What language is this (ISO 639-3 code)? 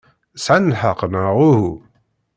kab